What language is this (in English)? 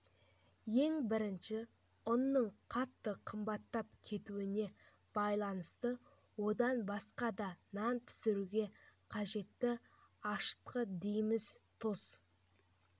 Kazakh